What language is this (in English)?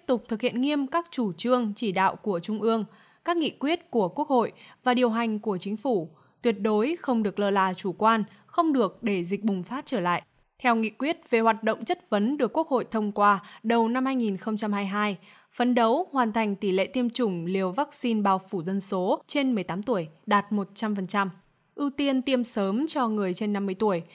Vietnamese